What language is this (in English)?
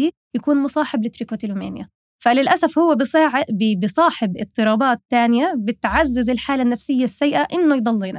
Arabic